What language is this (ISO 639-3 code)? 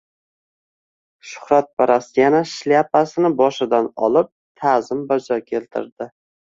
uzb